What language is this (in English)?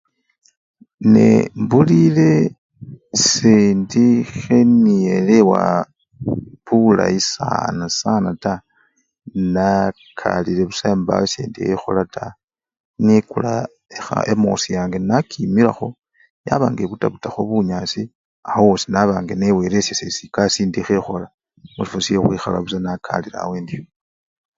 Luyia